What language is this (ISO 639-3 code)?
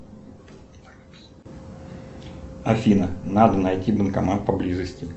rus